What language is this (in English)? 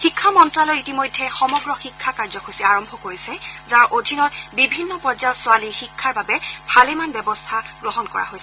Assamese